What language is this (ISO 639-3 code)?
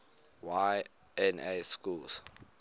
eng